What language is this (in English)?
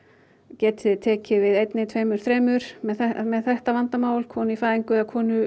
Icelandic